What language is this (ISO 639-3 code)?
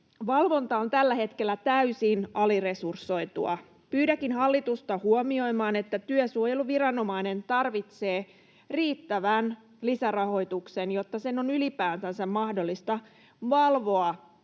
fin